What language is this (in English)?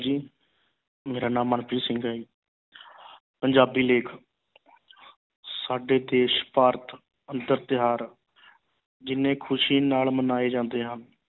Punjabi